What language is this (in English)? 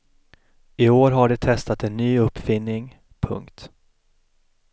Swedish